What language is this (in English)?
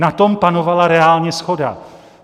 Czech